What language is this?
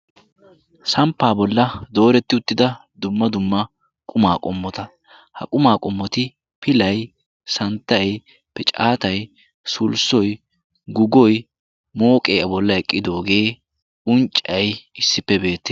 Wolaytta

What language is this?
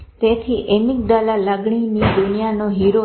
Gujarati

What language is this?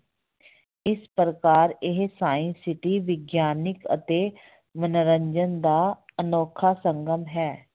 Punjabi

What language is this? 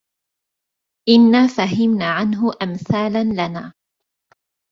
Arabic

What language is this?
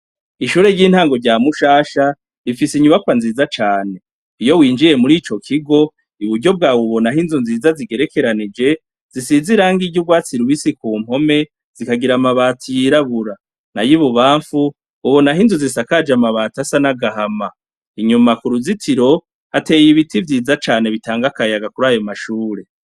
Rundi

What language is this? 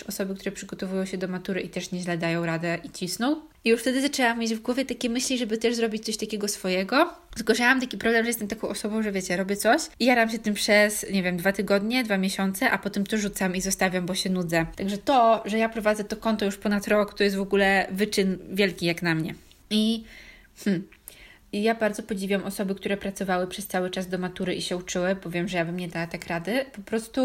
Polish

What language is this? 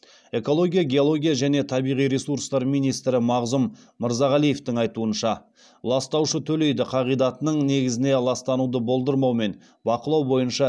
Kazakh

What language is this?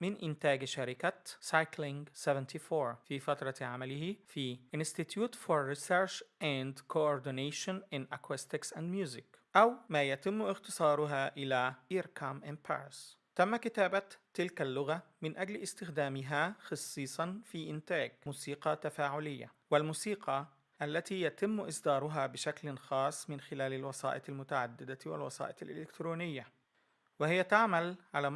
Arabic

